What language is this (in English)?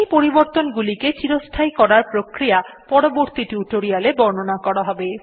Bangla